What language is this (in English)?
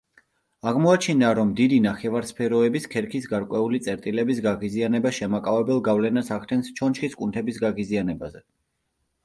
Georgian